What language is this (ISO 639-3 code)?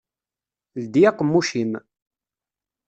kab